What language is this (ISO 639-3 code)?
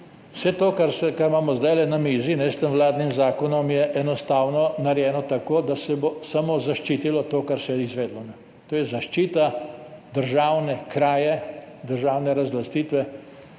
slv